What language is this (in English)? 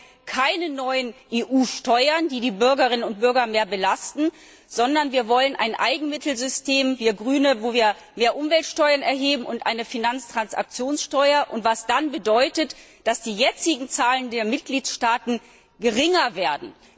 German